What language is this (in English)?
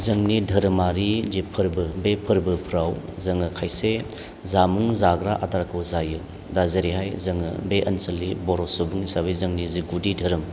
Bodo